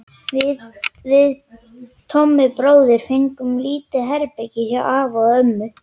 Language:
Icelandic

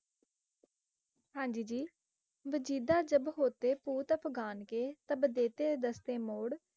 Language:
Punjabi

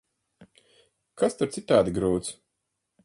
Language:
Latvian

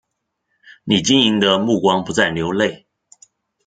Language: Chinese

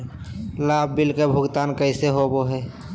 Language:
Magahi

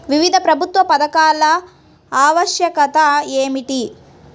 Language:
Telugu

